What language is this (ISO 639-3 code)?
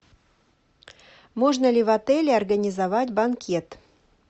rus